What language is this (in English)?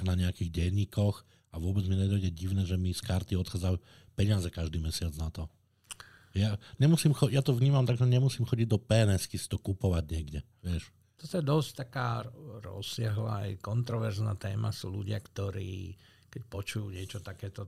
Slovak